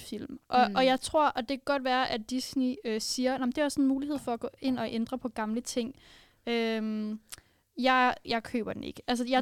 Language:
Danish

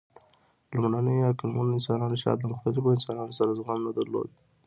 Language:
Pashto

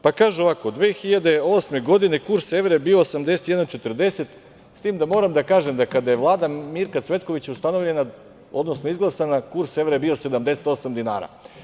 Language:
Serbian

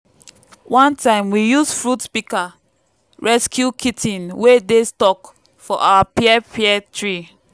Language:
Nigerian Pidgin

